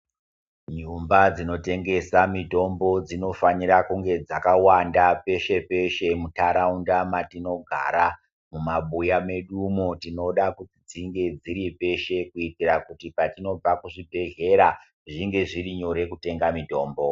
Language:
Ndau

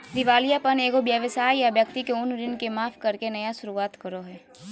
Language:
Magahi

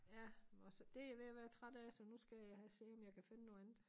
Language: Danish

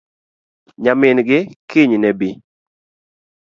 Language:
Luo (Kenya and Tanzania)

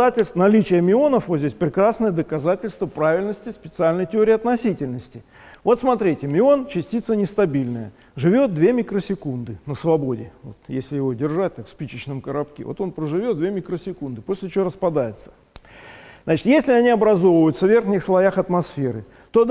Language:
Russian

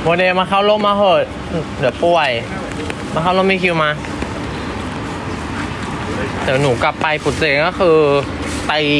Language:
Thai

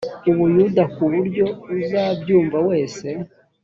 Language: Kinyarwanda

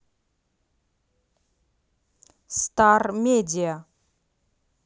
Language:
Russian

